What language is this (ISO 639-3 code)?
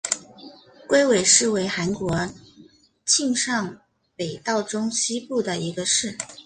zho